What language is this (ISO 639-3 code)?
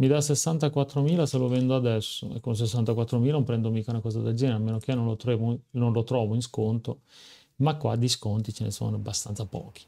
ita